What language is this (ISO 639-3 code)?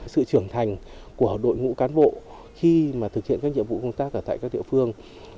vie